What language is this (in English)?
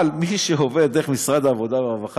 Hebrew